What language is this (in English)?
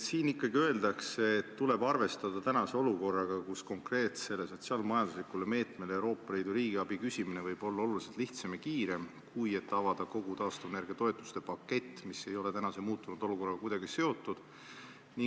Estonian